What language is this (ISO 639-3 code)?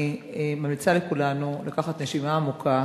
heb